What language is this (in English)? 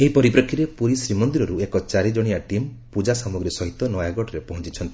Odia